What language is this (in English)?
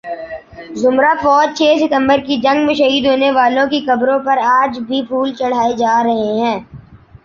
Urdu